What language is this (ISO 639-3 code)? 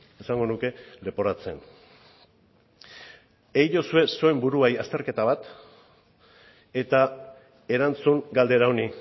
eus